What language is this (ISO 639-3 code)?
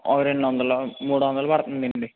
tel